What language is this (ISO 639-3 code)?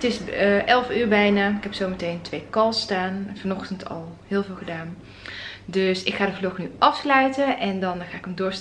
nld